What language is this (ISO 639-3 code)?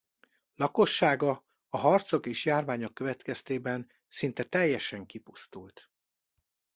hun